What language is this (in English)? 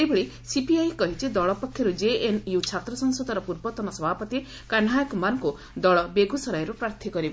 Odia